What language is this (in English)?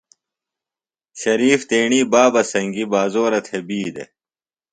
Phalura